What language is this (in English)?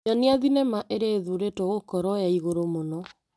Kikuyu